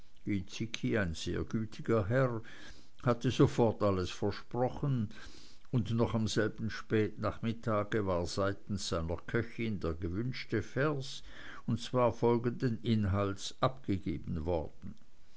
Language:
German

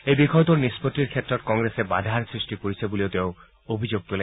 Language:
Assamese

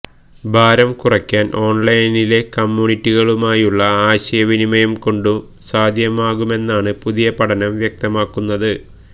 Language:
Malayalam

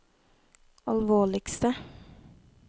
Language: Norwegian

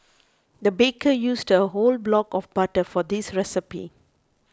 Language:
English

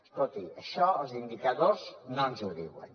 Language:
Catalan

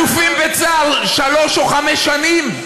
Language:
Hebrew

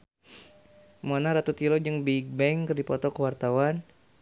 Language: Sundanese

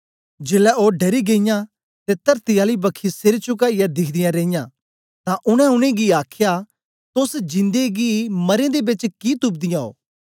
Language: Dogri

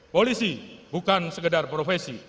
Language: Indonesian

